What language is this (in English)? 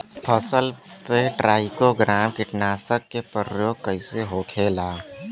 Bhojpuri